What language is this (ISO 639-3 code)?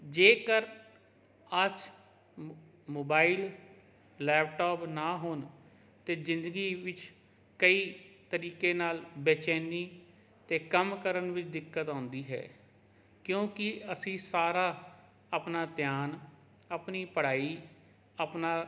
pan